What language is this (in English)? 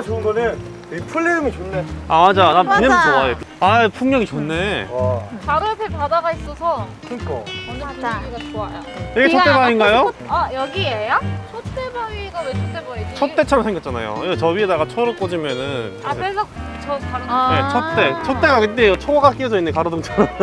Korean